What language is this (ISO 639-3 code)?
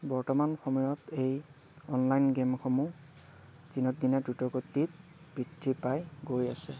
asm